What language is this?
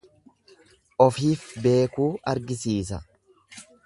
Oromo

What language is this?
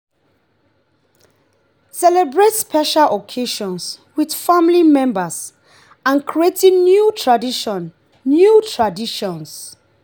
Nigerian Pidgin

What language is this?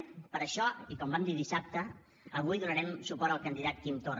Catalan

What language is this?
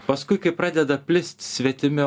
Lithuanian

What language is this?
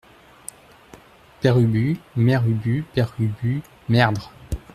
French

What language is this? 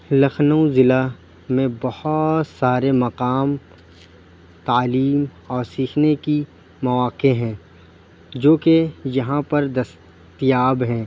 Urdu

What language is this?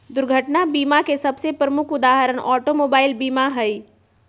Magahi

